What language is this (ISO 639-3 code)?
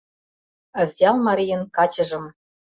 chm